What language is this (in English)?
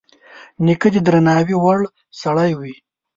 Pashto